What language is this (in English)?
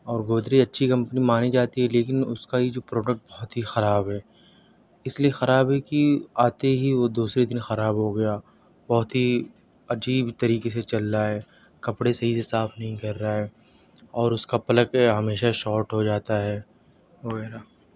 Urdu